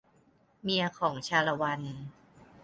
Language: Thai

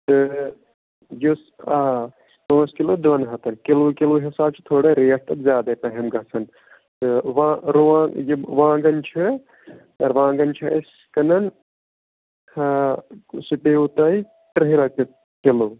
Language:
Kashmiri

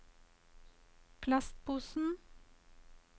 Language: Norwegian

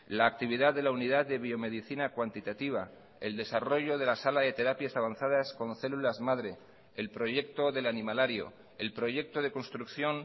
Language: Spanish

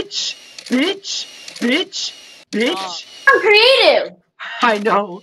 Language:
English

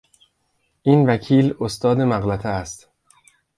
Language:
Persian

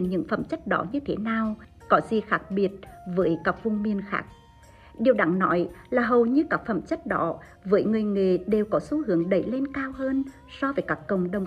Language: Vietnamese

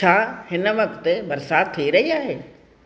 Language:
Sindhi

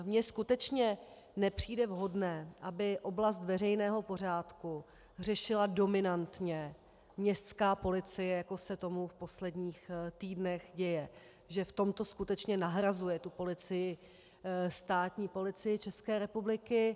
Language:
Czech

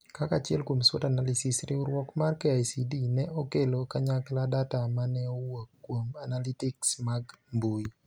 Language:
Luo (Kenya and Tanzania)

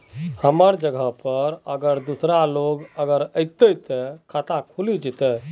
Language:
Magahi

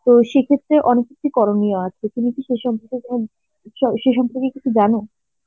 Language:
Bangla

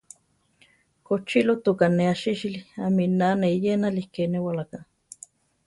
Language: Central Tarahumara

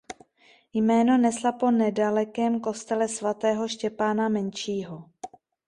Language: Czech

